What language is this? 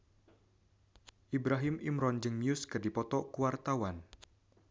Sundanese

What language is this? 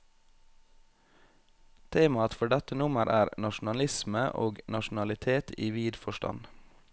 Norwegian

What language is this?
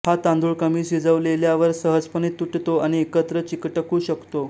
Marathi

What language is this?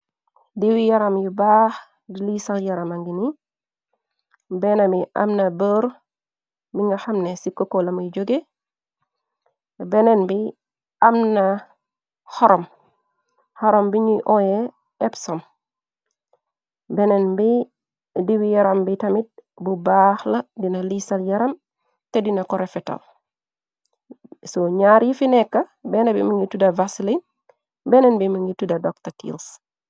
Wolof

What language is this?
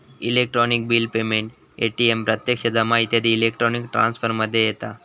Marathi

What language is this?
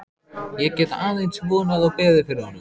Icelandic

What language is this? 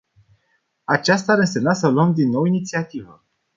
Romanian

